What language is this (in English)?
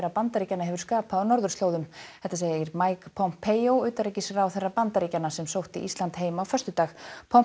Icelandic